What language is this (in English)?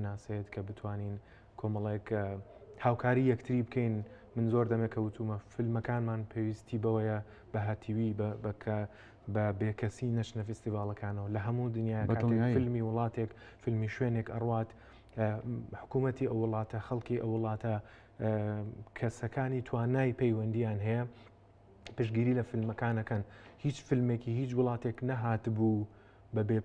Arabic